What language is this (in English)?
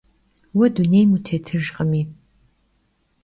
Kabardian